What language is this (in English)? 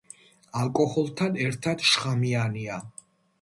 Georgian